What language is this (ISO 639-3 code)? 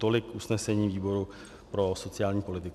ces